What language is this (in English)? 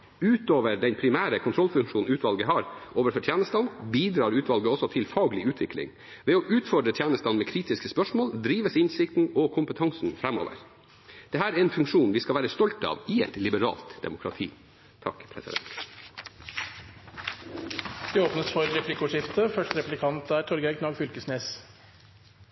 Norwegian